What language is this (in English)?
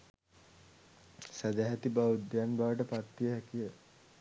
Sinhala